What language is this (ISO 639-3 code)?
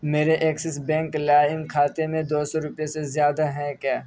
urd